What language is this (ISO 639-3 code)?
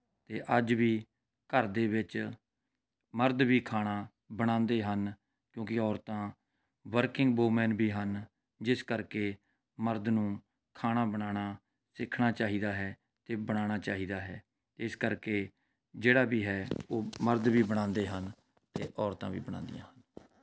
pan